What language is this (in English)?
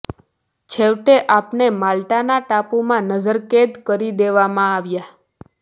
Gujarati